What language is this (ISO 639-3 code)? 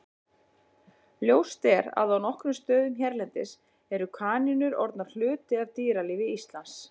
isl